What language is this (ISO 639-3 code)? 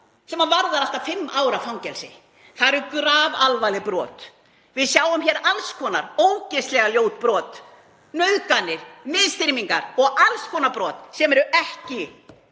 isl